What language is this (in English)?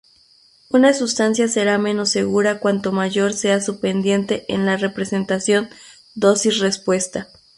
Spanish